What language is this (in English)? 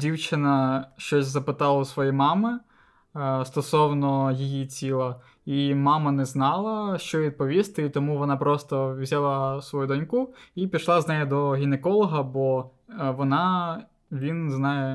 Ukrainian